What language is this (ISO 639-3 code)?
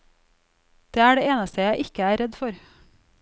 nor